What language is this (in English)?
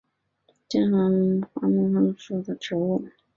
Chinese